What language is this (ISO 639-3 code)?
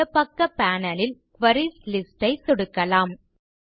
tam